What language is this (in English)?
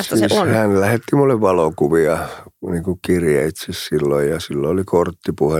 Finnish